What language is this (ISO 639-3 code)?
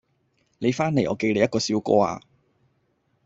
yue